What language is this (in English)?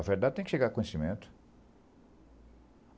Portuguese